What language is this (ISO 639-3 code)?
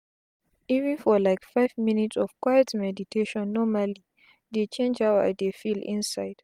pcm